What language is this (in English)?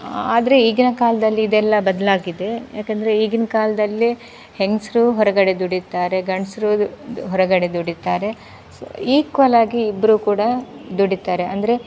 Kannada